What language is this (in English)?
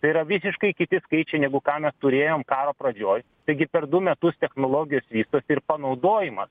Lithuanian